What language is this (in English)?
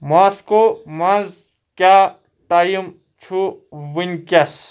Kashmiri